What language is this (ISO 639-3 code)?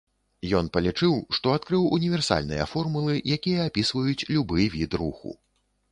bel